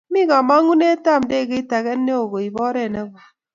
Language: Kalenjin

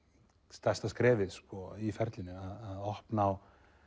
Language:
Icelandic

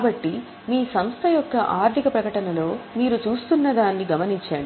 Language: Telugu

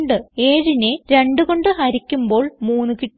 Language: Malayalam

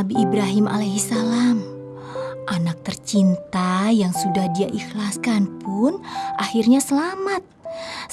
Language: Indonesian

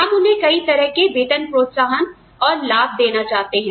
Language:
Hindi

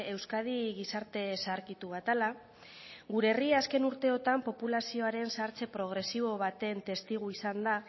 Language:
Basque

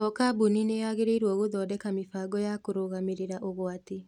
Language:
Kikuyu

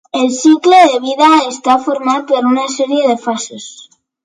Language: Catalan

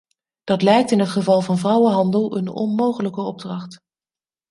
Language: Dutch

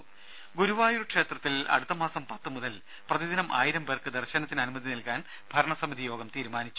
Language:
Malayalam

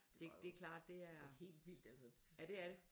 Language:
Danish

